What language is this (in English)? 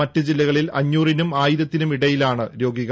Malayalam